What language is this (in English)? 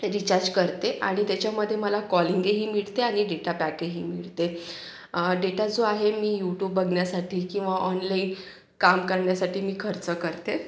Marathi